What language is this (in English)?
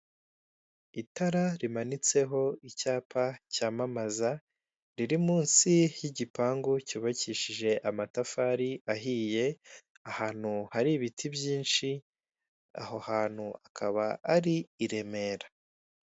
Kinyarwanda